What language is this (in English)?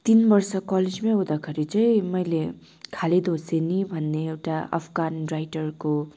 Nepali